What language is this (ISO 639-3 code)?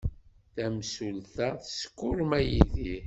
kab